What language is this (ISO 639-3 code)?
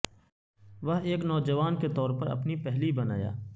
urd